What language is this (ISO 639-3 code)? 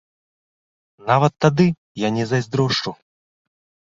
bel